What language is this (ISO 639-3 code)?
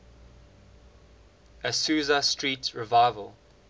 eng